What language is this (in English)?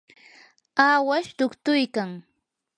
Yanahuanca Pasco Quechua